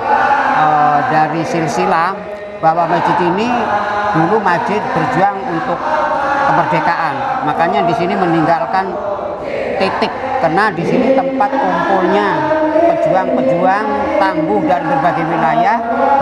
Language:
Indonesian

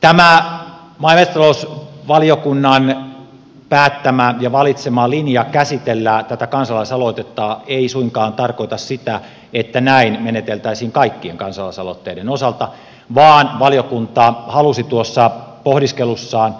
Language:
Finnish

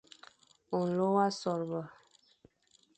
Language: Fang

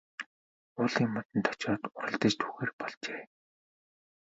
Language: Mongolian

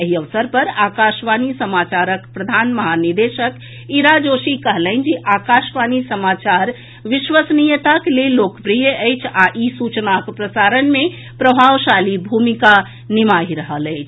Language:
Maithili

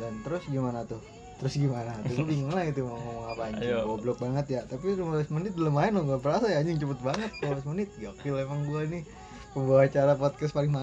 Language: Indonesian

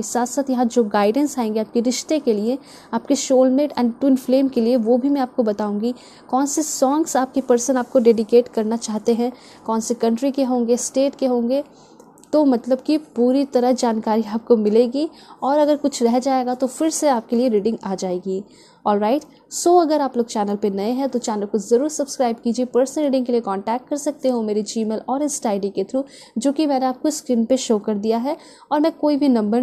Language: Hindi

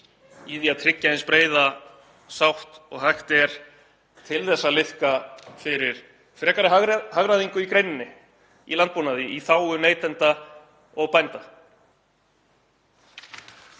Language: Icelandic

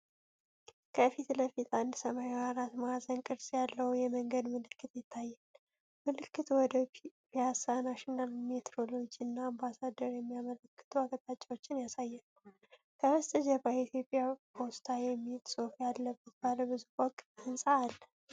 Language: Amharic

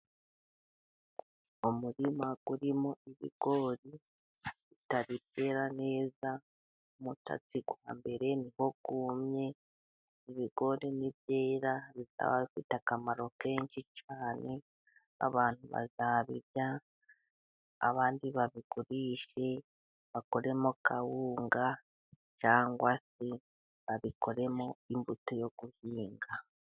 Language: Kinyarwanda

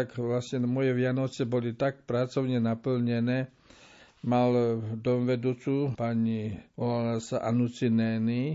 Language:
Slovak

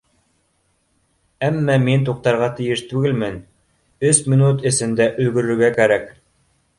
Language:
Bashkir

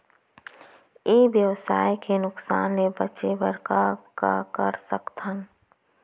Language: Chhattisgarhi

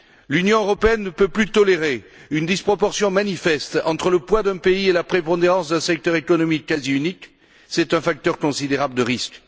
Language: French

